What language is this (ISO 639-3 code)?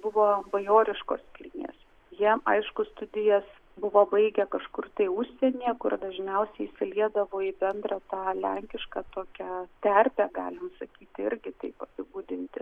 lit